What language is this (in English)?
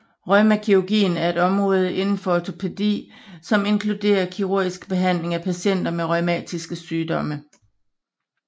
Danish